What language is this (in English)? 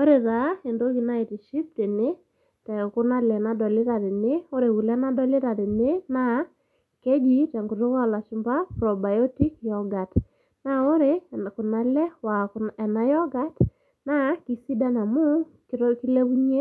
Masai